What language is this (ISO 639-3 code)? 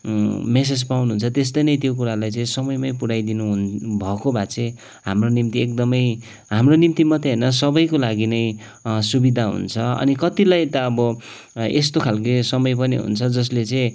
nep